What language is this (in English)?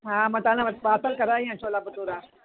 Sindhi